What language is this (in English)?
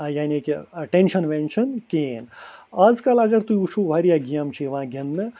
Kashmiri